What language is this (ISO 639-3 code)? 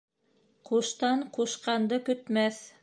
bak